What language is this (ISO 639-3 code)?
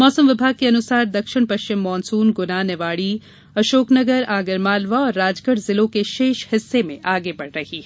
hin